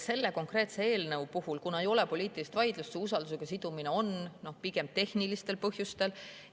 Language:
Estonian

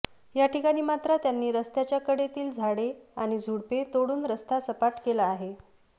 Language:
Marathi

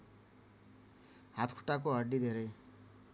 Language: Nepali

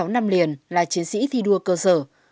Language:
Vietnamese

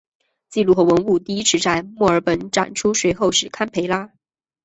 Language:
Chinese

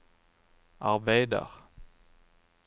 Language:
Norwegian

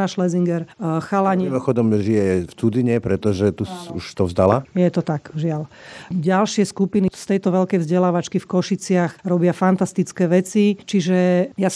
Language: Slovak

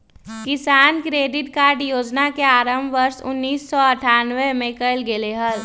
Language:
Magahi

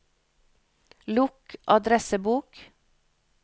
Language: Norwegian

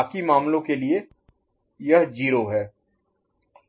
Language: Hindi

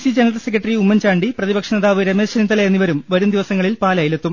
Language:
Malayalam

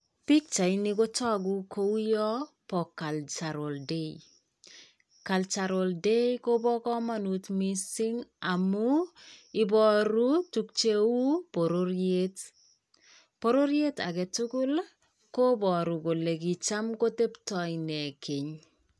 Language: Kalenjin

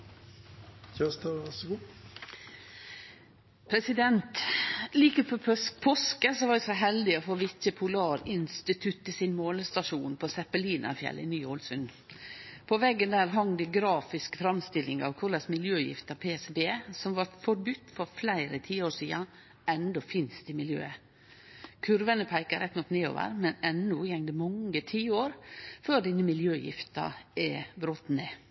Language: Norwegian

